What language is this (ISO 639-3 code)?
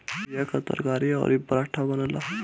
bho